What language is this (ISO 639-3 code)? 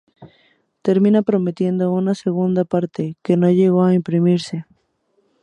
spa